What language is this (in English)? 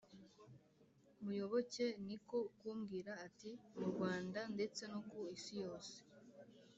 Kinyarwanda